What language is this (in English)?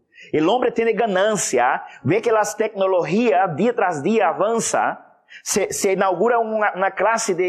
Spanish